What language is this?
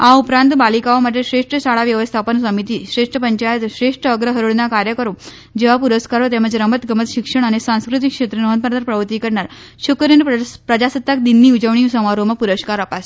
Gujarati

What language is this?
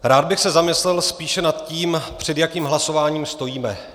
Czech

